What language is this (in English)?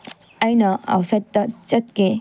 Manipuri